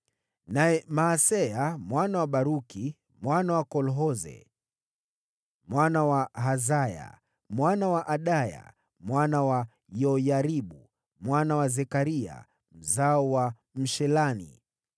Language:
Swahili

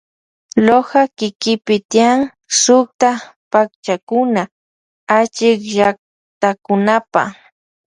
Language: Loja Highland Quichua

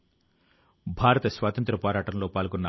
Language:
Telugu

